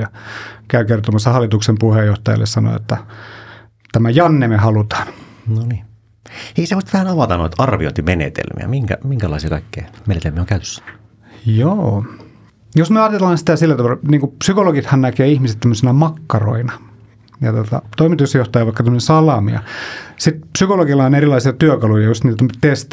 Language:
Finnish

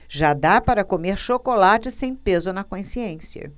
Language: Portuguese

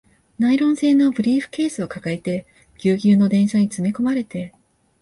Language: Japanese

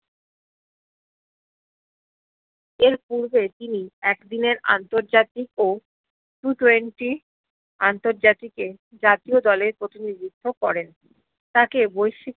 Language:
Bangla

